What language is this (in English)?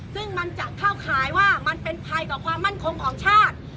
Thai